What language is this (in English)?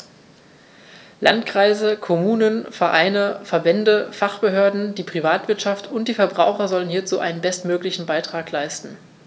German